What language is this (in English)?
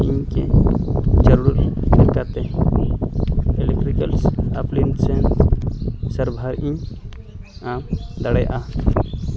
Santali